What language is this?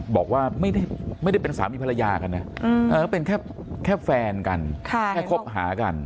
Thai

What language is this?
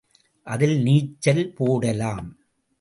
Tamil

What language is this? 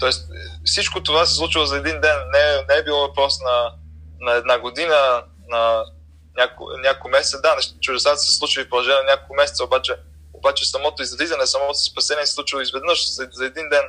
Bulgarian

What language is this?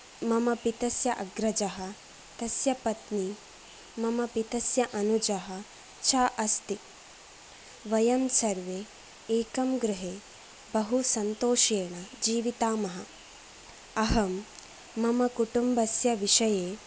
Sanskrit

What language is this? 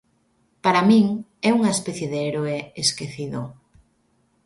Galician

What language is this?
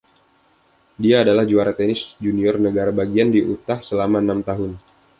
Indonesian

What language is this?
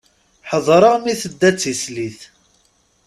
Kabyle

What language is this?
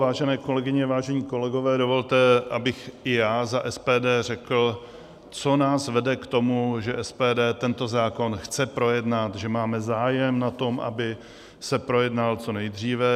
Czech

